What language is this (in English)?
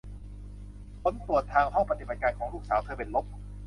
Thai